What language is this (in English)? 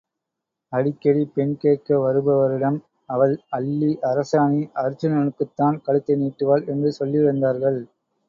Tamil